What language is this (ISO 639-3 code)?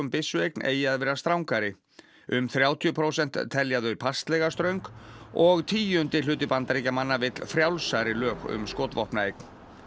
isl